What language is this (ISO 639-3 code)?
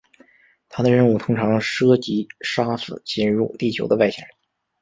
zho